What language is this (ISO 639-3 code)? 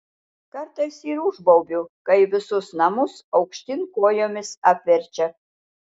lit